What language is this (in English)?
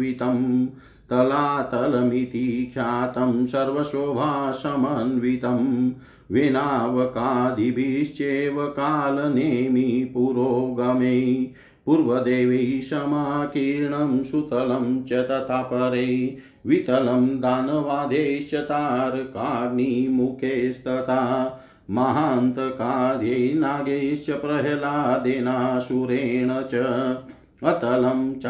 Hindi